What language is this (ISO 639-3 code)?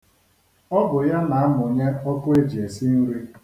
ibo